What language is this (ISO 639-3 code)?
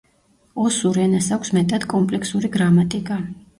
kat